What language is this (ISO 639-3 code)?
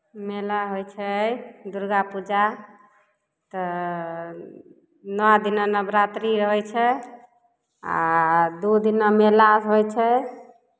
mai